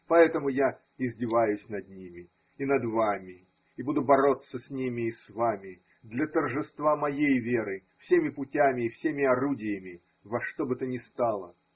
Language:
Russian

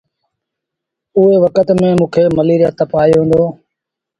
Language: Sindhi Bhil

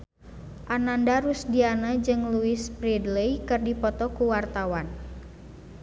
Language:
Sundanese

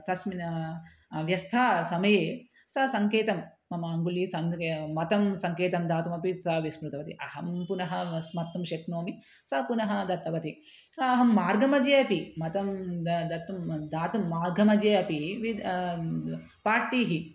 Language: Sanskrit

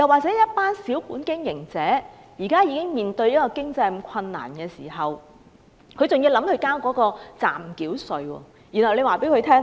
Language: Cantonese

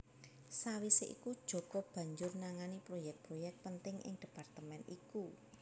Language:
Javanese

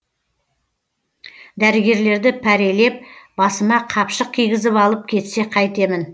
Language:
Kazakh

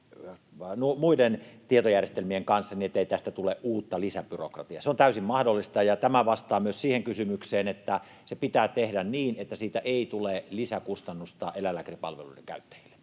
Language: Finnish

